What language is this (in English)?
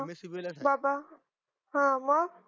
Marathi